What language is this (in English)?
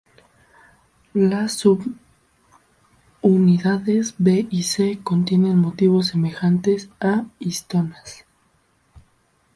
Spanish